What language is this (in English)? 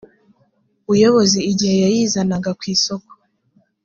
Kinyarwanda